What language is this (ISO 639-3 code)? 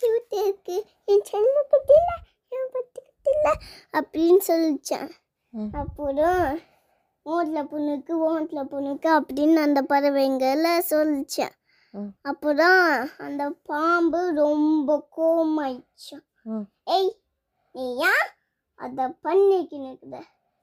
tam